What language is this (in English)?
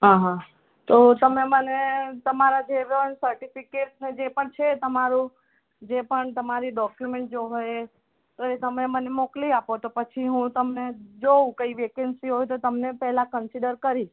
Gujarati